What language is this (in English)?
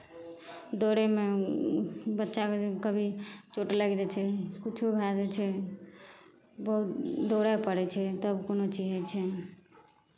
Maithili